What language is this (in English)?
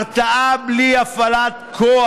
Hebrew